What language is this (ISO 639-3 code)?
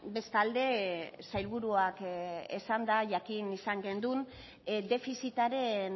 eus